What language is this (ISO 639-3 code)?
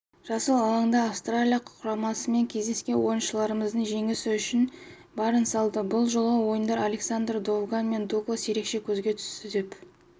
kaz